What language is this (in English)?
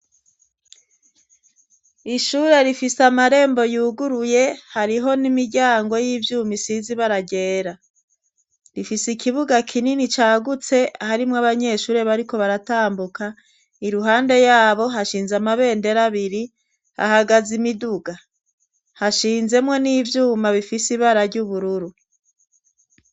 Rundi